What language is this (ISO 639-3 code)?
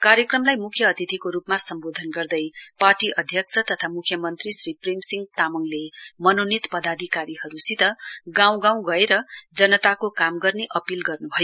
nep